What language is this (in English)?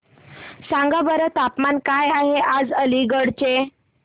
Marathi